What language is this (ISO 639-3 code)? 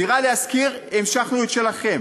heb